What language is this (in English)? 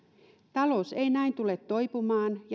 Finnish